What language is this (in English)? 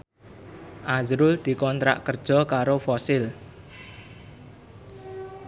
Javanese